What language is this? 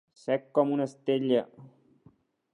Catalan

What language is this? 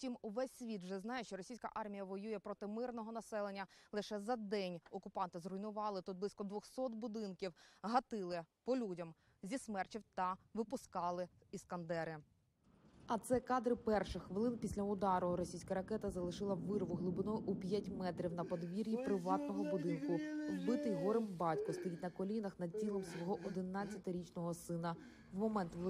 Ukrainian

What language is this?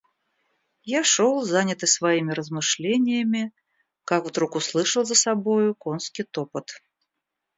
Russian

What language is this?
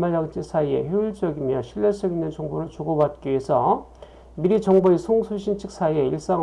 Korean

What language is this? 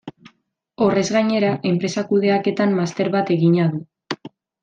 Basque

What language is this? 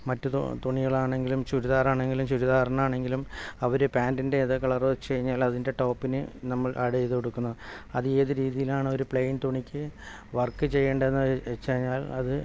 Malayalam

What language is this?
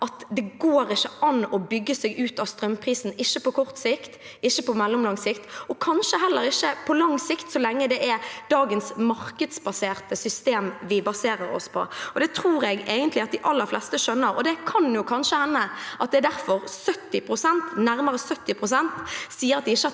Norwegian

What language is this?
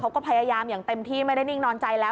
Thai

